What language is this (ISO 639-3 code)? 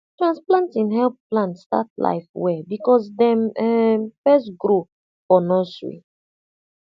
pcm